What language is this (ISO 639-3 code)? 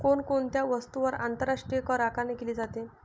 mar